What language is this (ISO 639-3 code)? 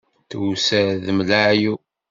kab